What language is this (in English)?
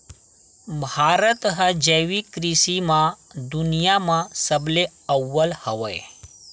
Chhattisgarhi